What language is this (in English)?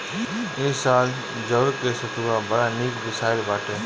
Bhojpuri